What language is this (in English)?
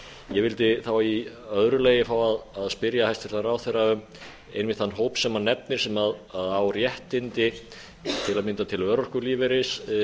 Icelandic